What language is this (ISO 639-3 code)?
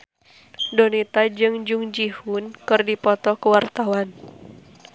sun